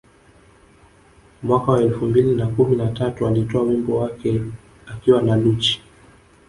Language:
Swahili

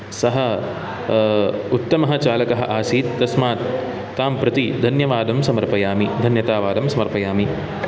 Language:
Sanskrit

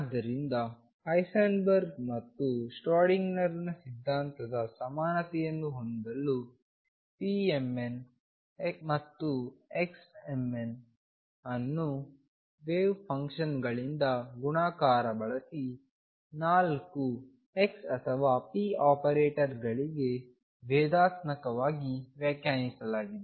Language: Kannada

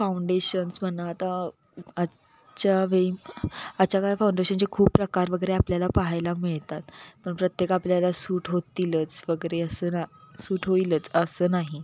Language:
Marathi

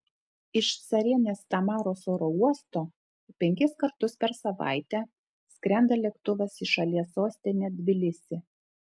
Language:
Lithuanian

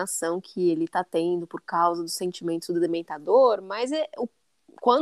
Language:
Portuguese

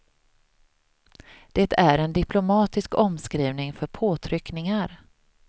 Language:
Swedish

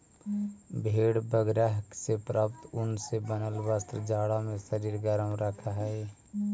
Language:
Magahi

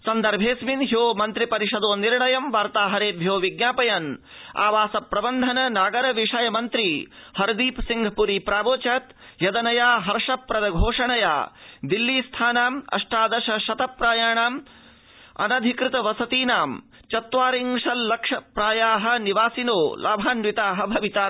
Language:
Sanskrit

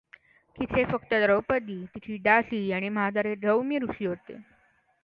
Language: Marathi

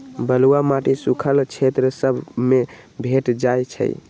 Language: Magahi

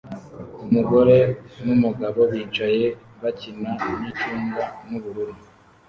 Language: Kinyarwanda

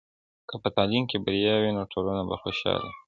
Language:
Pashto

